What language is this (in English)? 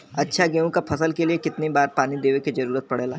Bhojpuri